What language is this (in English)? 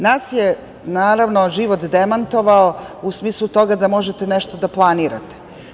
Serbian